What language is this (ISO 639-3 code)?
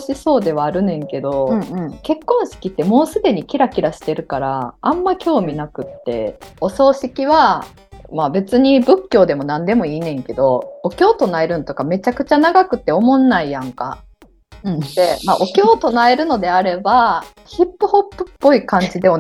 jpn